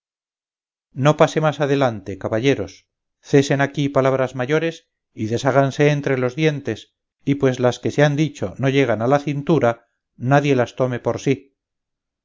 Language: Spanish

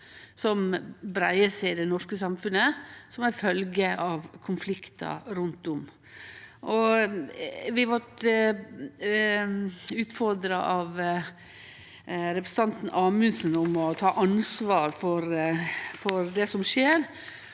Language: Norwegian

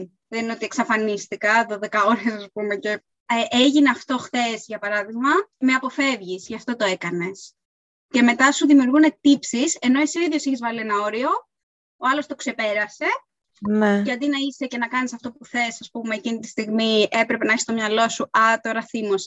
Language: Greek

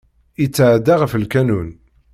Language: Kabyle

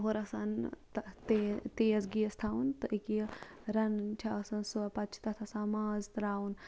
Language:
Kashmiri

